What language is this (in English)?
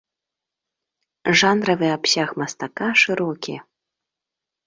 Belarusian